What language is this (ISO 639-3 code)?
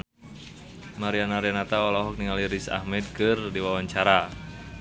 sun